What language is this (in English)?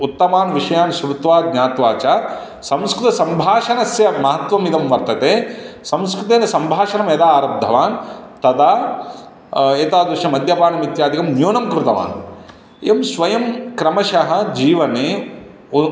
Sanskrit